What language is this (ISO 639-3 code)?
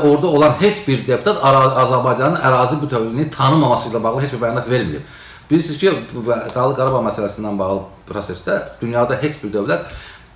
aze